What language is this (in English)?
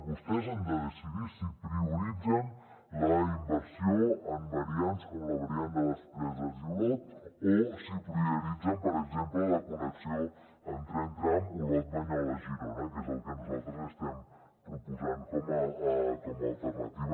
Catalan